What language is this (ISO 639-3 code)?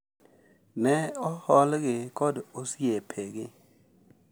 luo